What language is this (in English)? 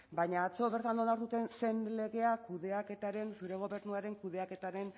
Basque